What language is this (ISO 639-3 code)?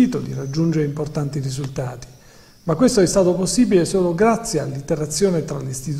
ita